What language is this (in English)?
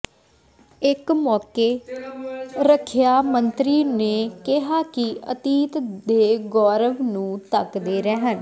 Punjabi